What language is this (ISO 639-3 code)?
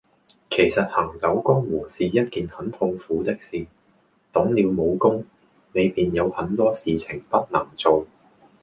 yue